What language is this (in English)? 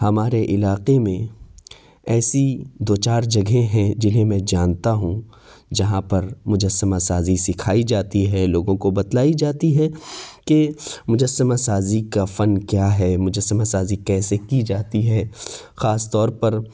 Urdu